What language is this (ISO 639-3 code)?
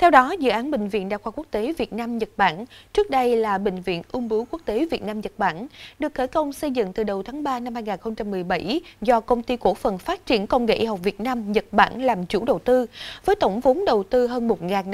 vie